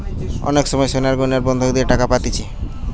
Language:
Bangla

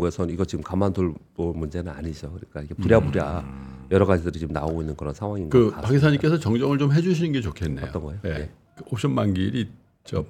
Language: Korean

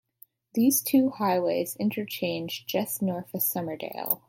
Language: English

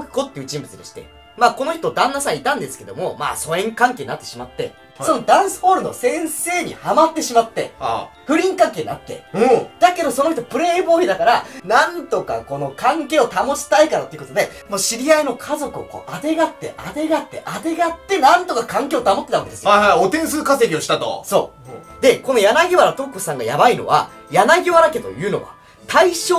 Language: Japanese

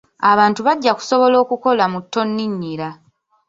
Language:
Ganda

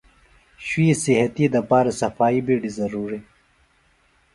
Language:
Phalura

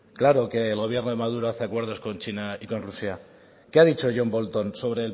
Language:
Spanish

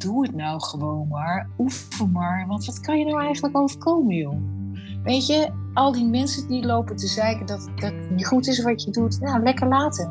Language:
Dutch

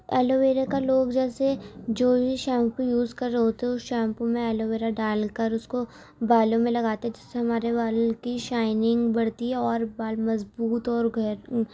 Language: Urdu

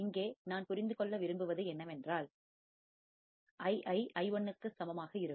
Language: Tamil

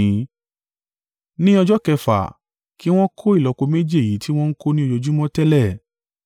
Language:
Yoruba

